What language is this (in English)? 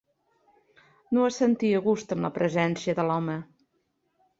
Catalan